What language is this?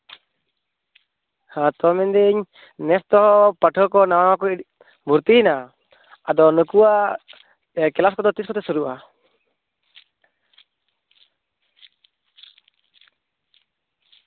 Santali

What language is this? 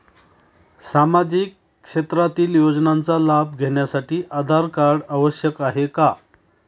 Marathi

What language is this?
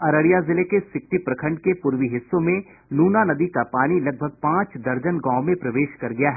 Hindi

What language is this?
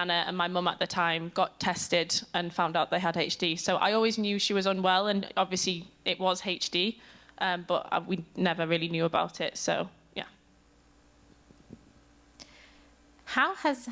English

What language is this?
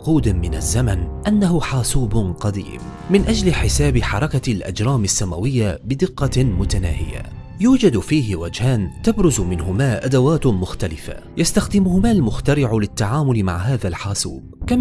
Arabic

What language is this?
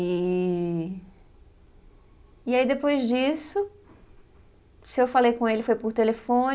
Portuguese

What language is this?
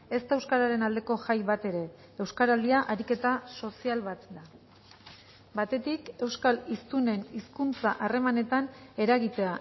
Basque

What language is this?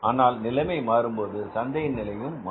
Tamil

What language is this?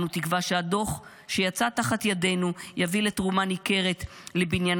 Hebrew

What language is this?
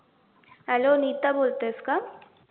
Marathi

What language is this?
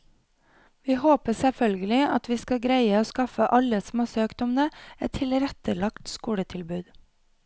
Norwegian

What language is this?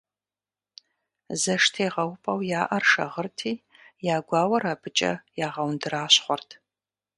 Kabardian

